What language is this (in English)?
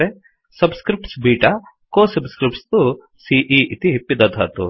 Sanskrit